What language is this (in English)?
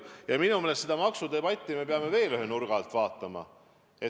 Estonian